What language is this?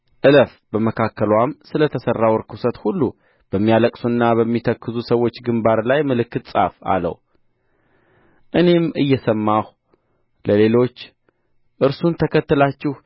Amharic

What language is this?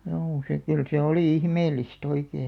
Finnish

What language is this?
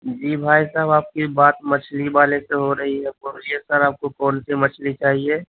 Urdu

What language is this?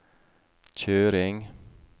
Norwegian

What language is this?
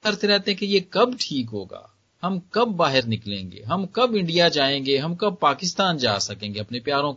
Hindi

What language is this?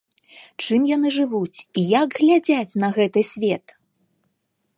Belarusian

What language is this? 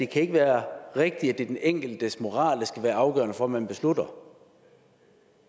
Danish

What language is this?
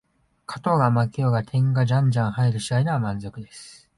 Japanese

